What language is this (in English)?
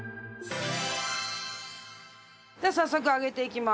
Japanese